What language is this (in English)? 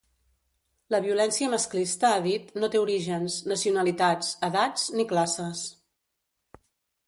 Catalan